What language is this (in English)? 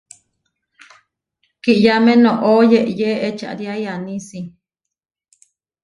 Huarijio